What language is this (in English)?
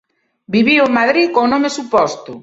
Galician